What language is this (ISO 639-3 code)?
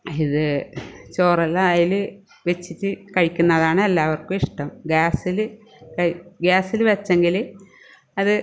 mal